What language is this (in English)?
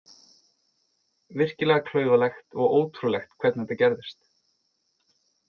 Icelandic